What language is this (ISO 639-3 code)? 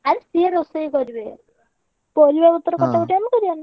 ori